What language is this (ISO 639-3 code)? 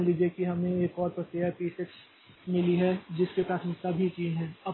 hin